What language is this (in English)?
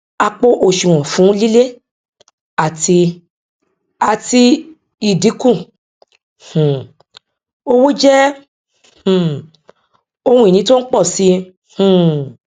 Yoruba